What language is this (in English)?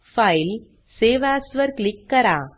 Marathi